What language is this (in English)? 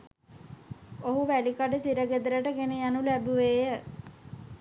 Sinhala